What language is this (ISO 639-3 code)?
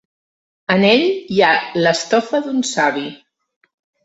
cat